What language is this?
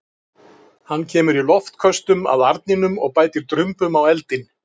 Icelandic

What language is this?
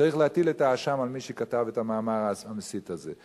Hebrew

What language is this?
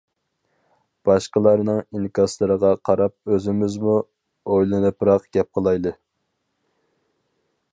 Uyghur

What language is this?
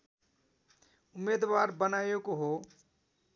Nepali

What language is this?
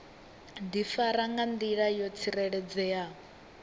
Venda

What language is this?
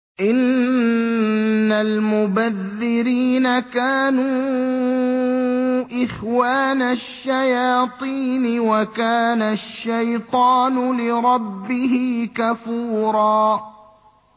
Arabic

